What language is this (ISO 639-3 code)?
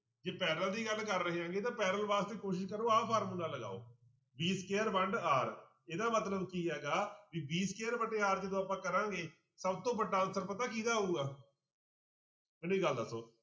pan